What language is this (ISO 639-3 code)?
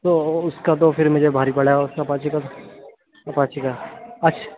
urd